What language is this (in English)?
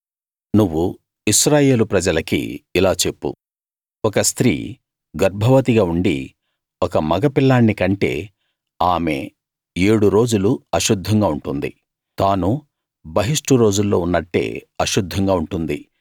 Telugu